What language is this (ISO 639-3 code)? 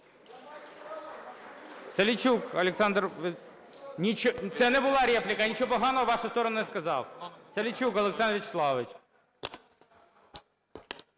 ukr